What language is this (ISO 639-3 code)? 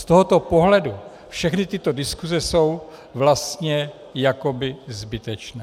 ces